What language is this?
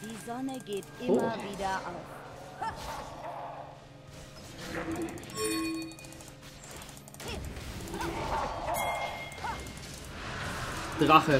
German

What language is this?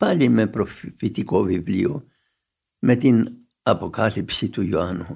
Greek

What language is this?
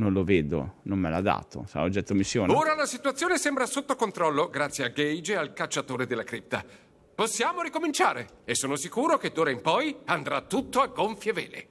Italian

